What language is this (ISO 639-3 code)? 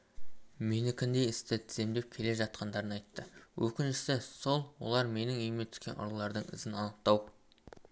kaz